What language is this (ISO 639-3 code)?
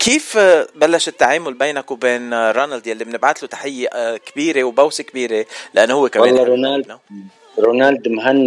ara